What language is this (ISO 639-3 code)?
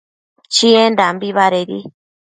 mcf